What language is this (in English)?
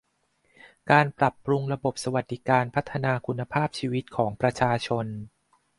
Thai